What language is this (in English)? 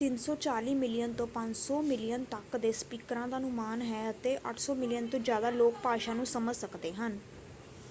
Punjabi